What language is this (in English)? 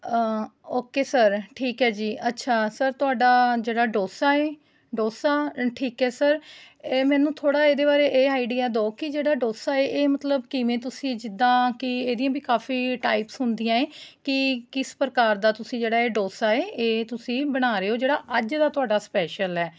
Punjabi